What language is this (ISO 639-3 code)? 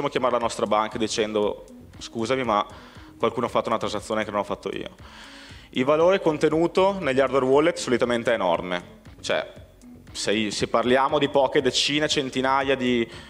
ita